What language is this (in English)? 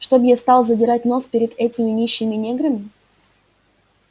Russian